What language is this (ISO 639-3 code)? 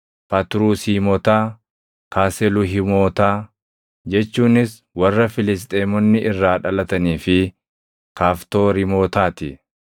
orm